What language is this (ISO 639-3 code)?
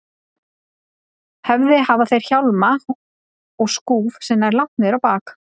isl